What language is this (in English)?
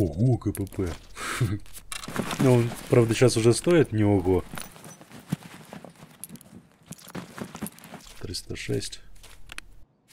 Russian